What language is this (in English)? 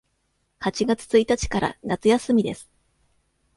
Japanese